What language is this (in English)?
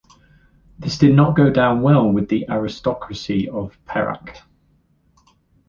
English